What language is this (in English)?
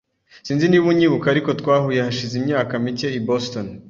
Kinyarwanda